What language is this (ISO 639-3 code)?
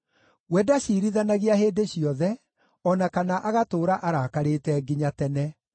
kik